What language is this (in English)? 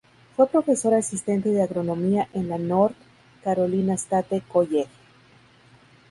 Spanish